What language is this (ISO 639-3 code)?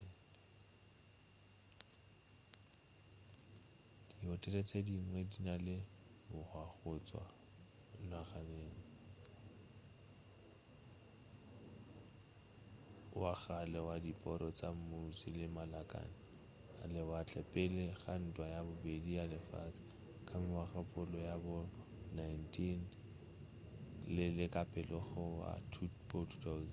nso